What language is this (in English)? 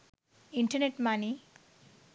Sinhala